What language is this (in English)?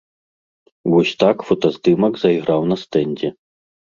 Belarusian